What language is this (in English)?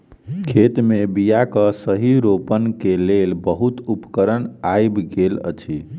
Maithili